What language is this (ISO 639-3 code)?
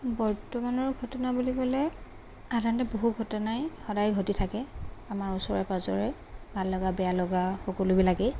asm